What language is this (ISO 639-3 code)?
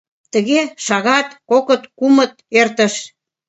chm